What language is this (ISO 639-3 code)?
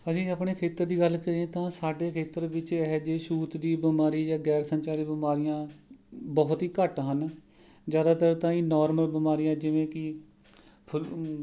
pan